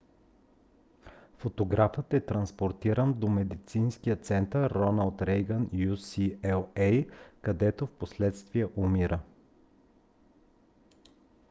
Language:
Bulgarian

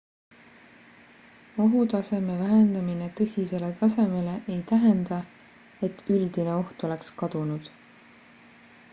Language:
Estonian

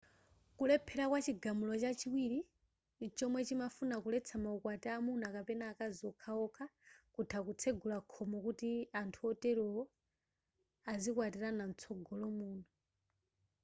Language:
Nyanja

